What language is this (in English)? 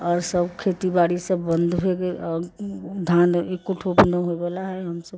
Maithili